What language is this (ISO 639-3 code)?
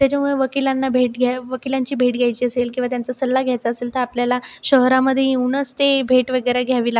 mar